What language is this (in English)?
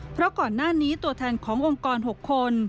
Thai